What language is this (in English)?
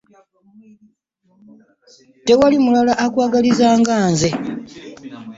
Ganda